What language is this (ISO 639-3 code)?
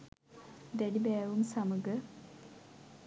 sin